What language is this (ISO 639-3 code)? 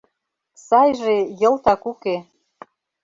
chm